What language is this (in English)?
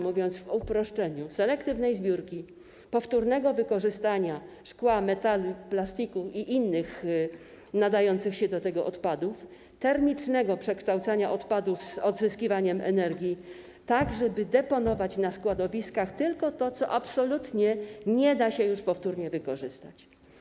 Polish